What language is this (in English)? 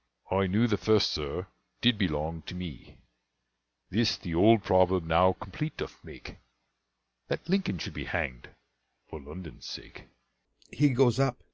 English